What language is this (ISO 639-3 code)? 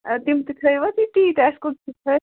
kas